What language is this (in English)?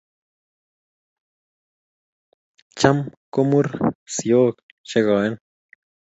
Kalenjin